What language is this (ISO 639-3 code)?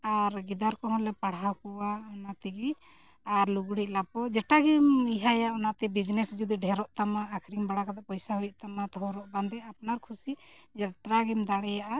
sat